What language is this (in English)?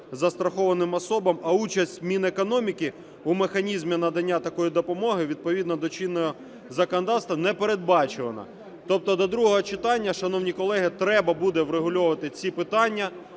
Ukrainian